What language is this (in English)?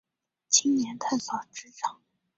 Chinese